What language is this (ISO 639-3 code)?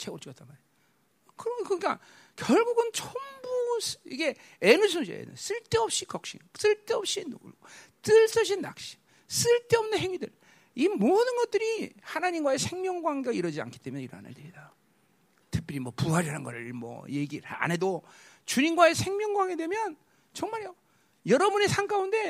kor